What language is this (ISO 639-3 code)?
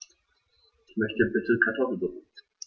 deu